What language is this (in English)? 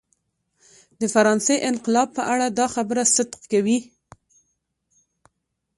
Pashto